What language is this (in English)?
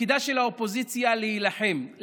Hebrew